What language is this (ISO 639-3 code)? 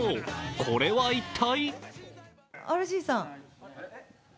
jpn